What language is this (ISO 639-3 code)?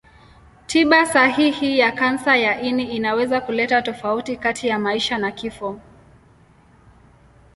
swa